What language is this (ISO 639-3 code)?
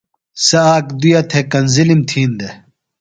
phl